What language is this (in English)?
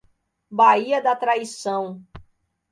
Portuguese